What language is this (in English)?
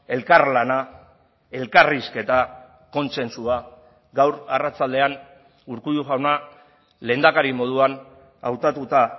Basque